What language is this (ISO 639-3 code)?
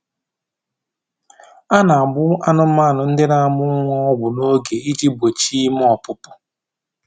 ibo